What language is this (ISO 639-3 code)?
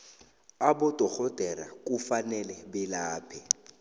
nbl